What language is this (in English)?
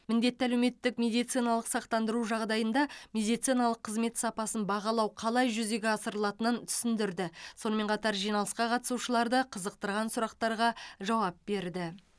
Kazakh